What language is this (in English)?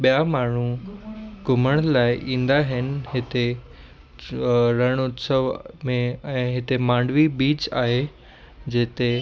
Sindhi